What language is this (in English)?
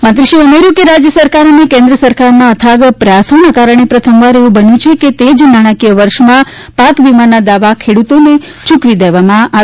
Gujarati